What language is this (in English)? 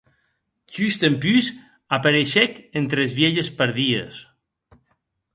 Occitan